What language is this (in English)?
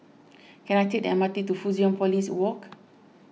English